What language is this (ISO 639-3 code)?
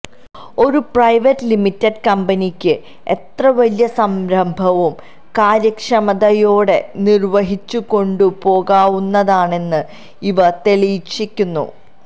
mal